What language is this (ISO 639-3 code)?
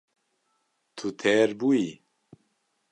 kur